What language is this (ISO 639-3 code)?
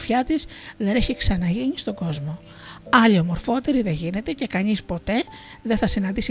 ell